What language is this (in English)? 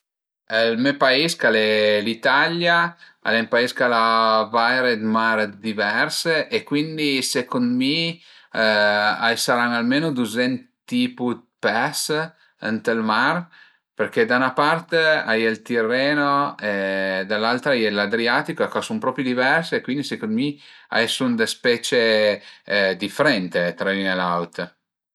Piedmontese